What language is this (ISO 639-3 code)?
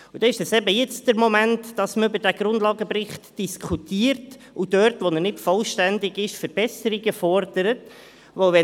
gsw